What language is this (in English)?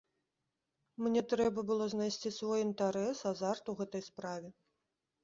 Belarusian